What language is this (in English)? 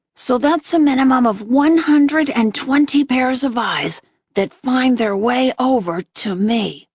English